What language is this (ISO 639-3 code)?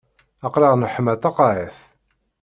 kab